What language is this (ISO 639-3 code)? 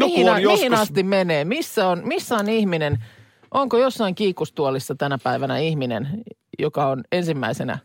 fin